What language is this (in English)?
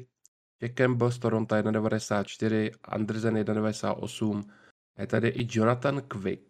Czech